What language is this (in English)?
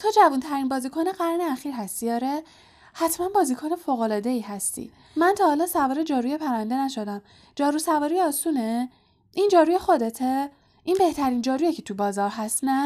Persian